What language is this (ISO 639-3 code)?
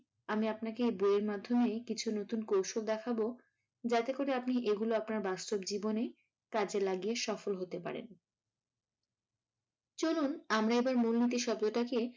ben